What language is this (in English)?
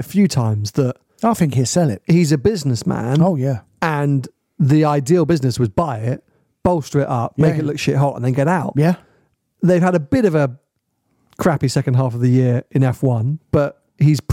English